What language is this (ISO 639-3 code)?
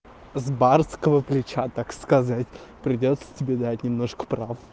rus